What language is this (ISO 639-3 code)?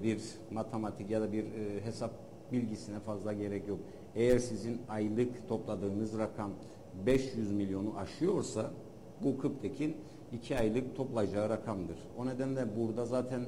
tur